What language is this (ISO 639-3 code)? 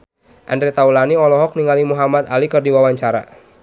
sun